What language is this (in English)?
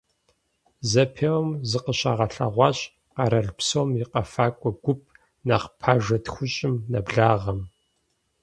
Kabardian